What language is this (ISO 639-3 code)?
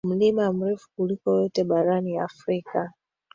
swa